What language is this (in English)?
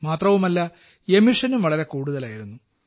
Malayalam